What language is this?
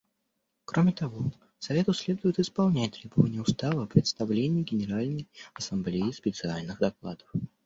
Russian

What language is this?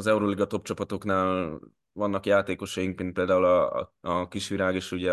Hungarian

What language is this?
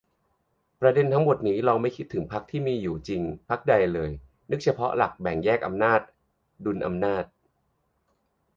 Thai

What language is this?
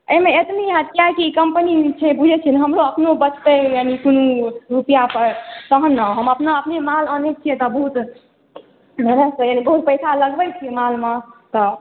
Maithili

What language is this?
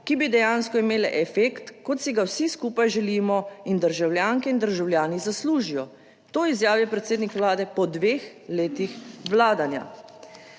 Slovenian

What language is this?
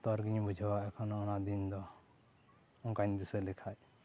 Santali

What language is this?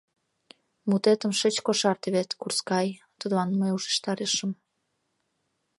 Mari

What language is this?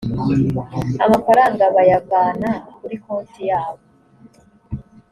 Kinyarwanda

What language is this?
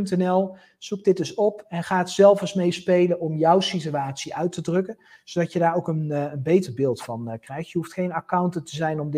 Dutch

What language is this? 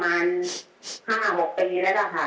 Thai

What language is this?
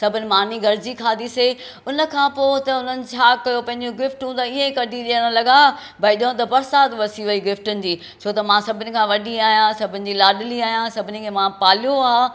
Sindhi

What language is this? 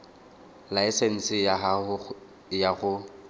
Tswana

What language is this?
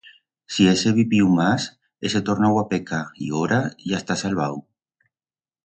Aragonese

